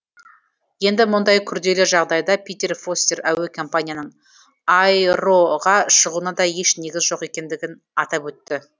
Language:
Kazakh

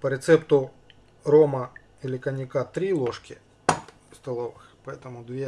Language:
Russian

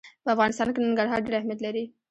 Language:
Pashto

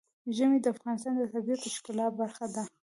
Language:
Pashto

